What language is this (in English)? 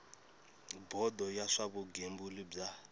Tsonga